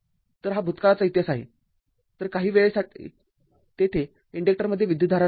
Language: Marathi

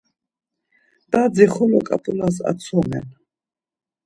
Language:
Laz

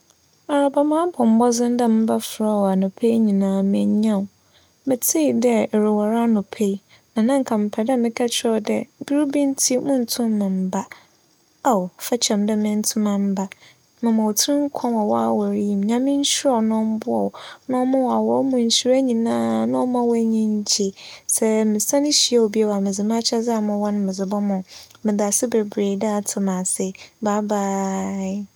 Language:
Akan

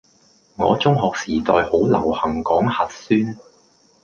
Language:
Cantonese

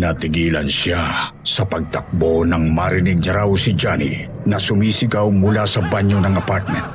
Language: Filipino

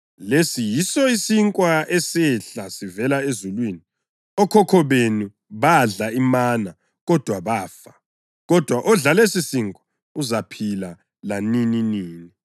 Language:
North Ndebele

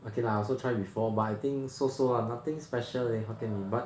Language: English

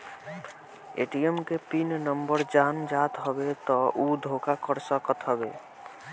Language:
Bhojpuri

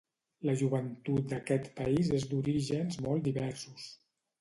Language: Catalan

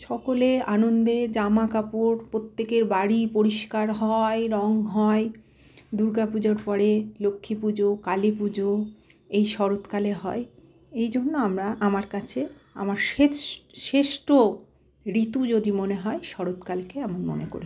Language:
Bangla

